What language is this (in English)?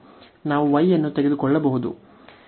Kannada